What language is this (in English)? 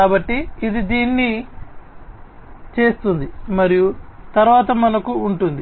Telugu